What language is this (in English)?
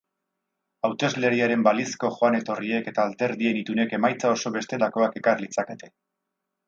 Basque